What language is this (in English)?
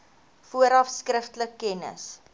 Afrikaans